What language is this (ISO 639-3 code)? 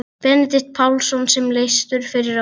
isl